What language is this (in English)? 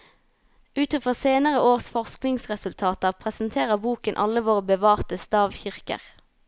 Norwegian